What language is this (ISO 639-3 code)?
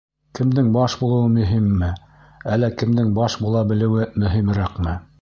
bak